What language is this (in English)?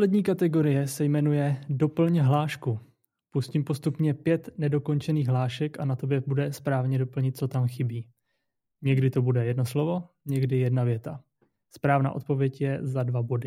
Czech